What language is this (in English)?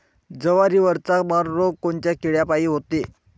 Marathi